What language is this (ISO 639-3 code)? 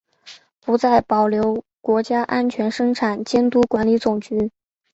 zho